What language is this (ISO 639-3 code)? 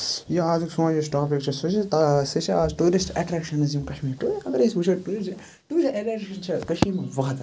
kas